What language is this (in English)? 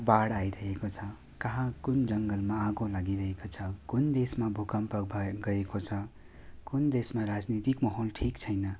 Nepali